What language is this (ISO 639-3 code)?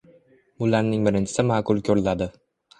uzb